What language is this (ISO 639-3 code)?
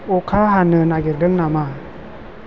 brx